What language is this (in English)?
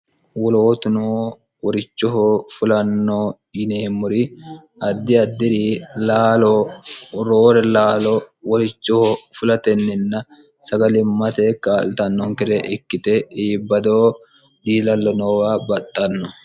Sidamo